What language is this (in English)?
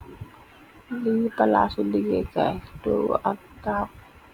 Wolof